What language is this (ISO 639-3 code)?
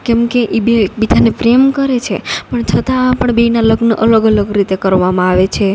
guj